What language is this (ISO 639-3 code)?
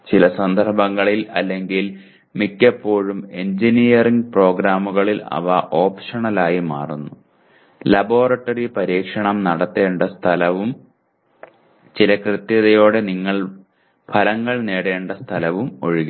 mal